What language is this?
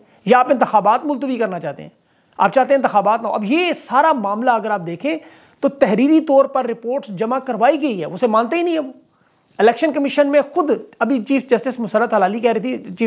Hindi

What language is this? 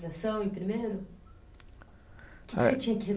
Portuguese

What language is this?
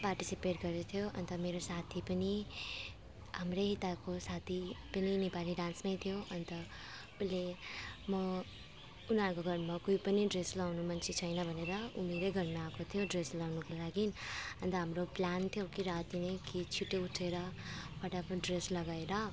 Nepali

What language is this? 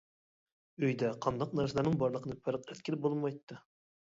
Uyghur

